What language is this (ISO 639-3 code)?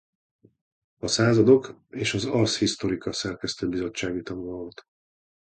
hun